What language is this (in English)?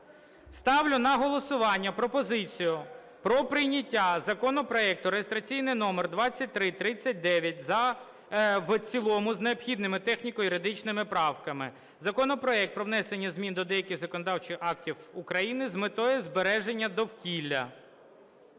Ukrainian